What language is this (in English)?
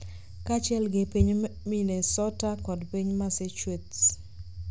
Luo (Kenya and Tanzania)